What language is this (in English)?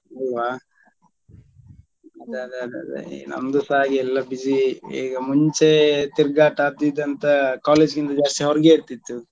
Kannada